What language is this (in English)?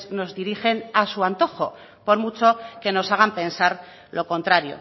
Spanish